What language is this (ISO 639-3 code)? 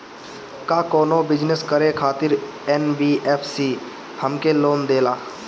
bho